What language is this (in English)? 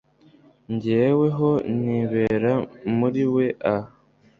Kinyarwanda